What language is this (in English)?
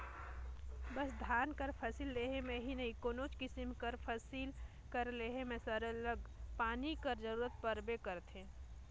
Chhattisgarhi